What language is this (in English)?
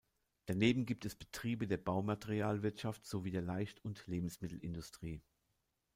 German